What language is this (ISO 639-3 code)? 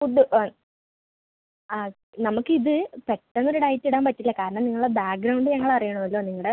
mal